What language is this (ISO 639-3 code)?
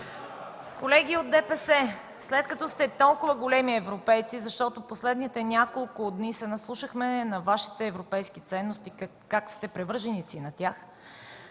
bul